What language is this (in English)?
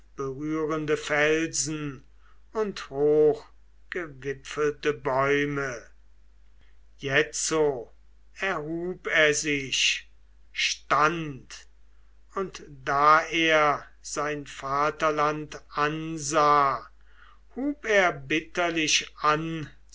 German